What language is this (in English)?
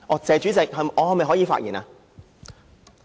Cantonese